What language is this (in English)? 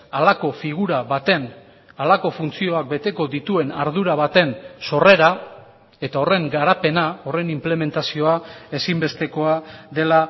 Basque